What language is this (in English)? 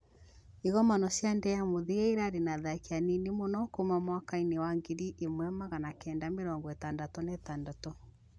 Kikuyu